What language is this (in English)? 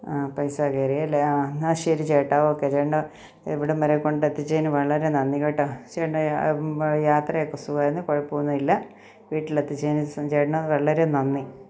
Malayalam